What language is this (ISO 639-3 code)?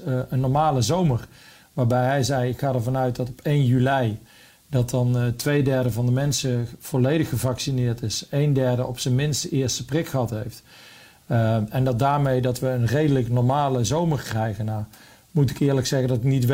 nld